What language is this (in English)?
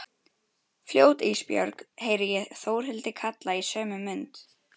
Icelandic